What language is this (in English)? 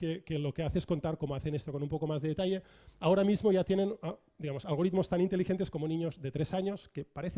Spanish